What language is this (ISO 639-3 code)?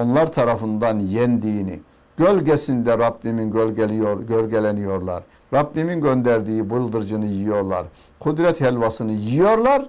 tur